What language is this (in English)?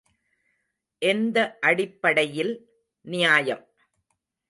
Tamil